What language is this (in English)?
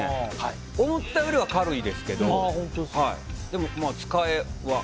Japanese